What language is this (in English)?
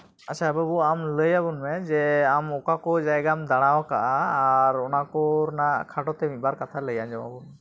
Santali